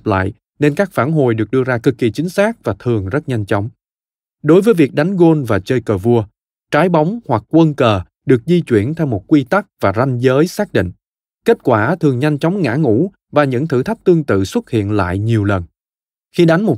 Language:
Vietnamese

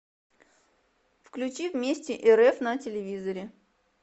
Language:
Russian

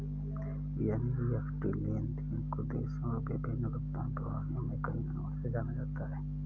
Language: Hindi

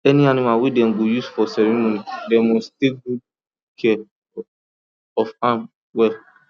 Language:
Nigerian Pidgin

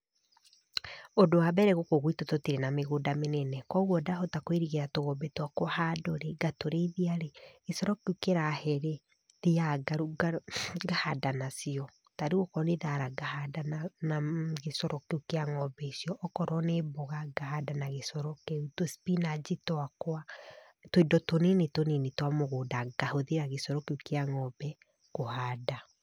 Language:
Kikuyu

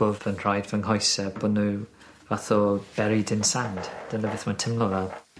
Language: Welsh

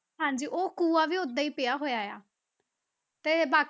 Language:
Punjabi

